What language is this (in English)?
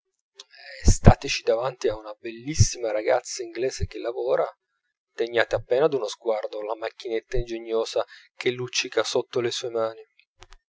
Italian